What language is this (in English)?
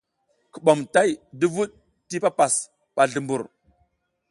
South Giziga